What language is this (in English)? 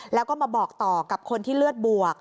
Thai